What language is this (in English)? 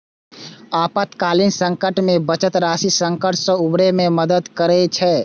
Maithili